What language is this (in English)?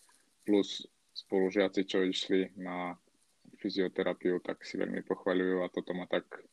Slovak